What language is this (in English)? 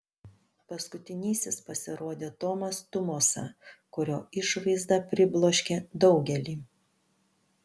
Lithuanian